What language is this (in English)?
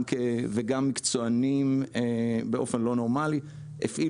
Hebrew